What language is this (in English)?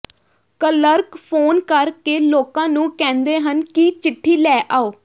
Punjabi